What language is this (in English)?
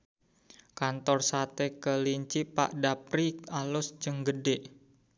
Sundanese